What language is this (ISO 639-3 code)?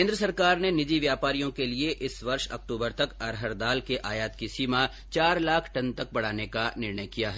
hin